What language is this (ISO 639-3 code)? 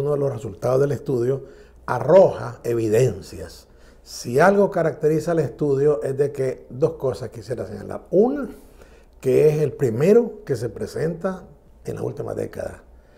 spa